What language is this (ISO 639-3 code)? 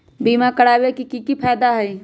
mag